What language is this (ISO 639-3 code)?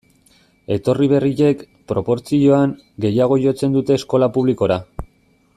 eus